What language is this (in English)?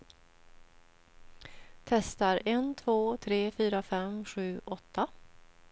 Swedish